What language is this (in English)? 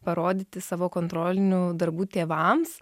Lithuanian